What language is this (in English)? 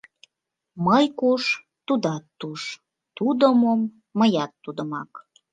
Mari